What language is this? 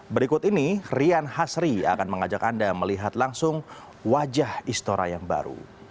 Indonesian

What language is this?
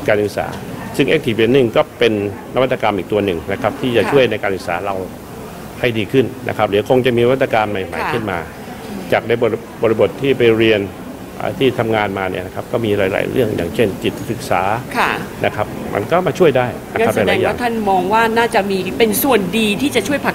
Thai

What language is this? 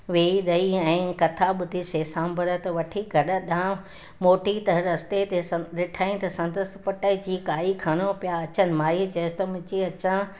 Sindhi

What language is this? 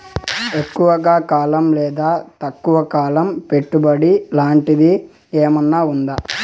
Telugu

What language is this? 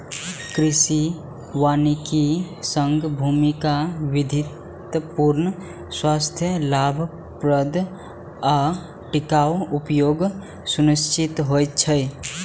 Maithili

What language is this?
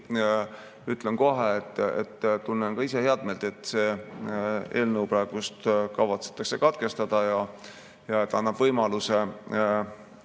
Estonian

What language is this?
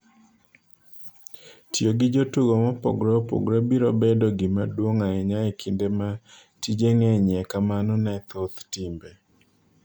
Luo (Kenya and Tanzania)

